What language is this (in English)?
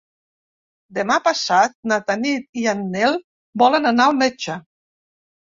Catalan